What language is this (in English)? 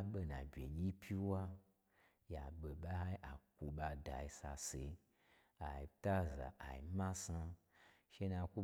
Gbagyi